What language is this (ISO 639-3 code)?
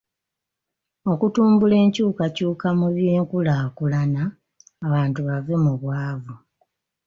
lug